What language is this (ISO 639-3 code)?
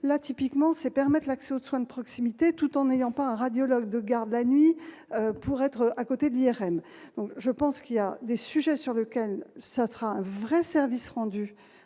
fra